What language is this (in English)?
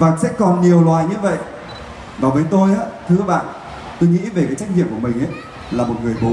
Vietnamese